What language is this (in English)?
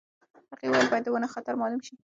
Pashto